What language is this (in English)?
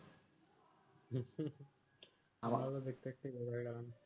Bangla